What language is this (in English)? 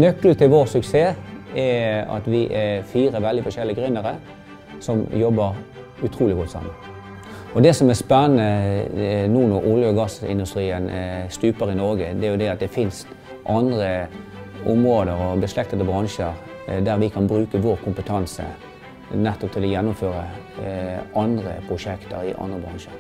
Norwegian